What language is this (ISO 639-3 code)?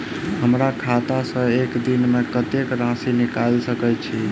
mai